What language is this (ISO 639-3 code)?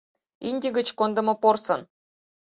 chm